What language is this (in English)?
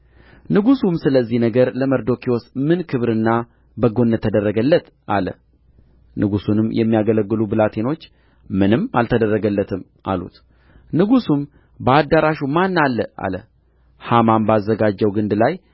Amharic